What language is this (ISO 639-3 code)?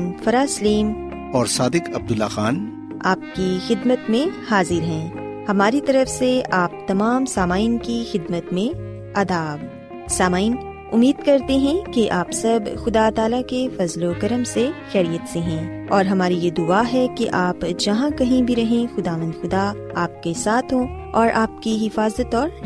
urd